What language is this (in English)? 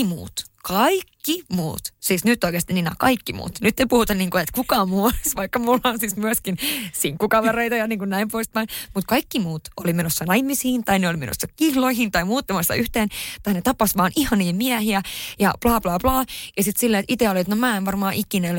Finnish